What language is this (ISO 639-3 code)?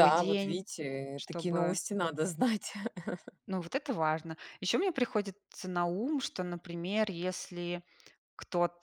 rus